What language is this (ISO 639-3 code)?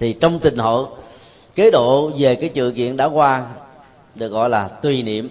vie